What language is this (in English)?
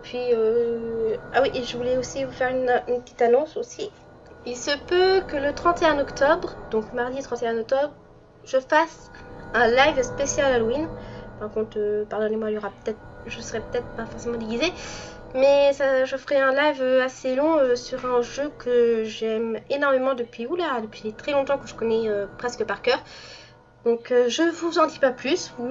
French